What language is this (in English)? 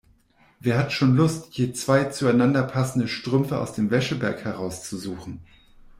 German